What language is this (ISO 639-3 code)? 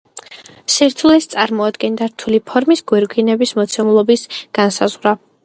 kat